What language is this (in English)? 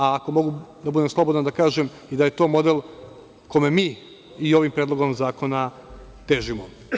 Serbian